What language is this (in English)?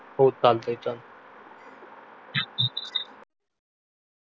Marathi